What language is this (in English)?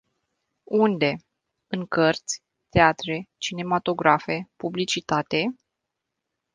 Romanian